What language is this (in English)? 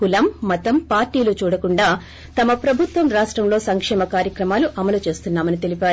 Telugu